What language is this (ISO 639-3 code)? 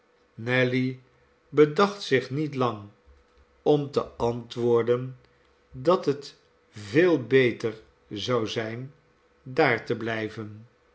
nld